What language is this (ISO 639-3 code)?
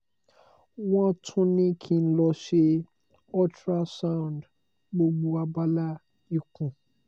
yor